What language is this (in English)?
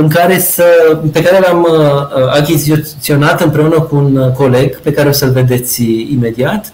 Romanian